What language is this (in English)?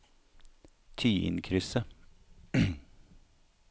Norwegian